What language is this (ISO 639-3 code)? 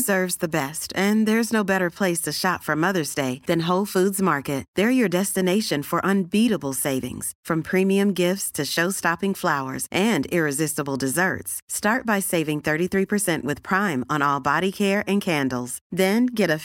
fas